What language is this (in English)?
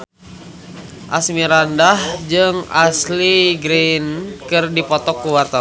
Sundanese